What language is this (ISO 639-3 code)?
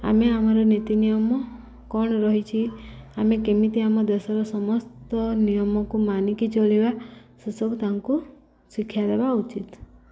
ori